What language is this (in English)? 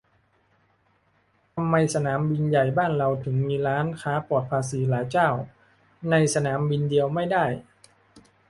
Thai